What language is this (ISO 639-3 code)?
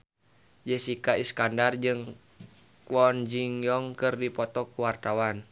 sun